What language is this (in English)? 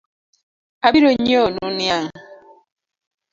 Luo (Kenya and Tanzania)